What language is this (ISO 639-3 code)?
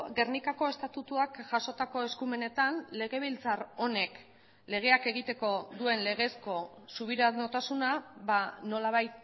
eus